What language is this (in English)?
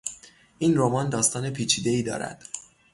Persian